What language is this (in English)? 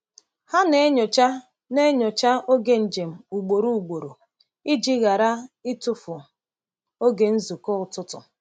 Igbo